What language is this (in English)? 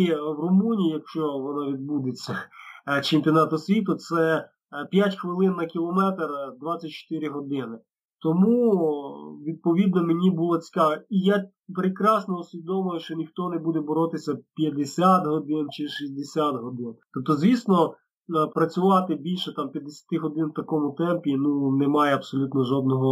Ukrainian